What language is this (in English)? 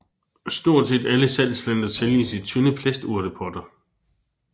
Danish